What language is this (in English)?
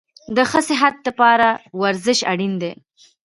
Pashto